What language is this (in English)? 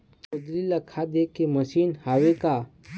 Chhattisgarhi